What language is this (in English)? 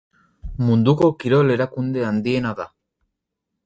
Basque